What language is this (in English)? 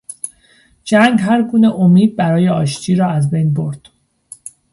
Persian